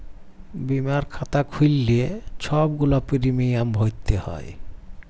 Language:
Bangla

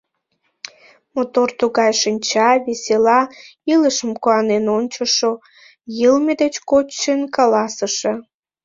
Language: Mari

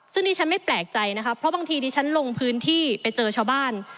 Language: Thai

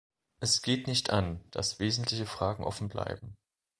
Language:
German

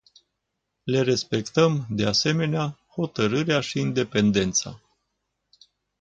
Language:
Romanian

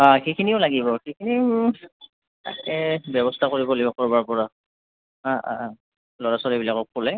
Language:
Assamese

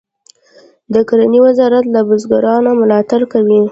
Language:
Pashto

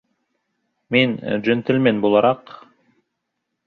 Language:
Bashkir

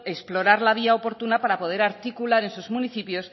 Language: Spanish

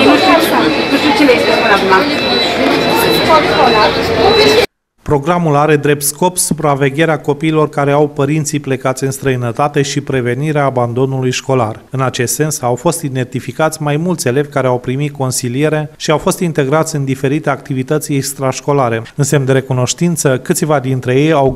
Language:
Romanian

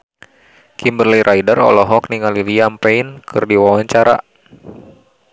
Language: Sundanese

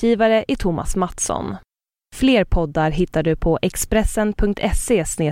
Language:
Swedish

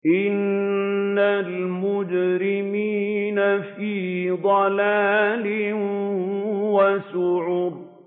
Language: Arabic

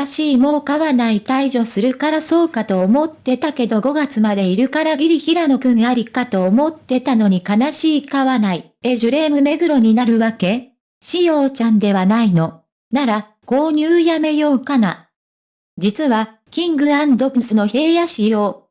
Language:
Japanese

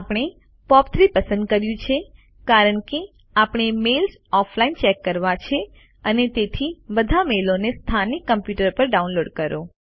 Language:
Gujarati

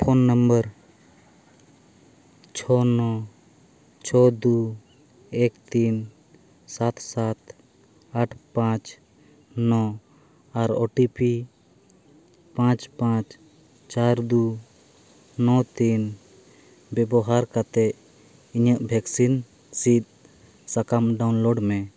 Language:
Santali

